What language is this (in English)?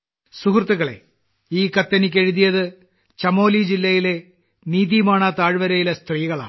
Malayalam